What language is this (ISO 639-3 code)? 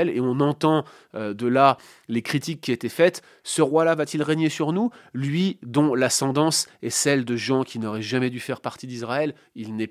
fra